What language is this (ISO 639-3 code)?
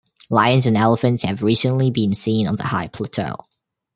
eng